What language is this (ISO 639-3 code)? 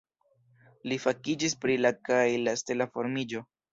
epo